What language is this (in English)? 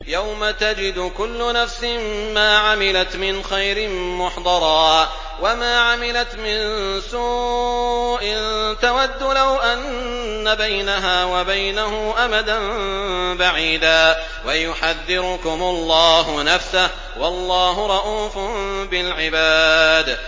Arabic